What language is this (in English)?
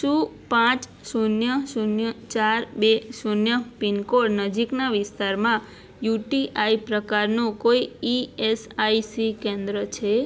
Gujarati